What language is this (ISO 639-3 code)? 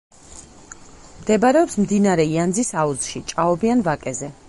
kat